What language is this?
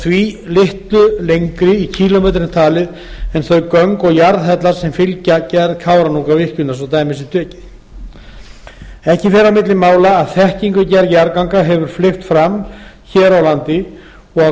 Icelandic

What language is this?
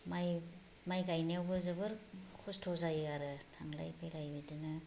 Bodo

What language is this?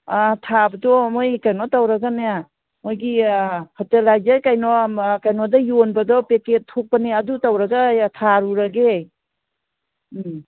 Manipuri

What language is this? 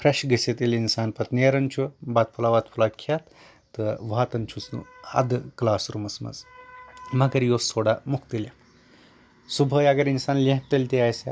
Kashmiri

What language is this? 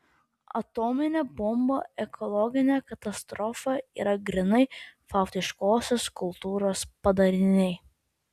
Lithuanian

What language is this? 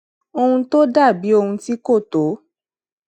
Yoruba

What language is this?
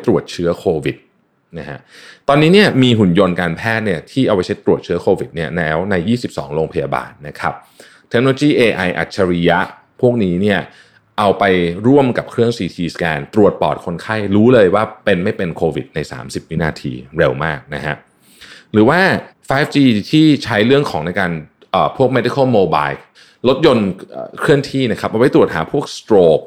Thai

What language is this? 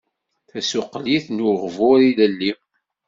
Kabyle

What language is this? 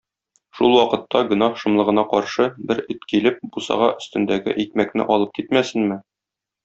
Tatar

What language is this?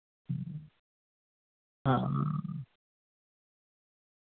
Dogri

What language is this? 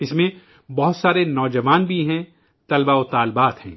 Urdu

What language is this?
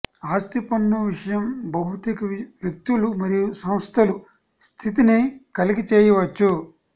Telugu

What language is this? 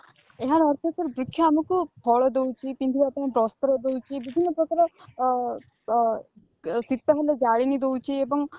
Odia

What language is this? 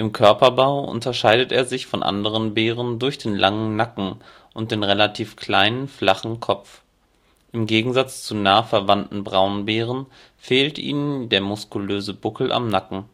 German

